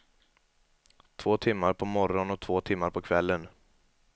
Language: Swedish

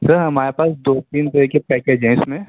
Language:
Urdu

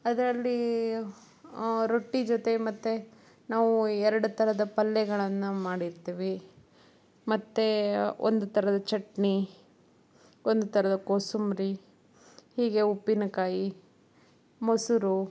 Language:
Kannada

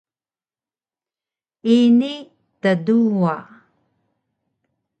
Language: Taroko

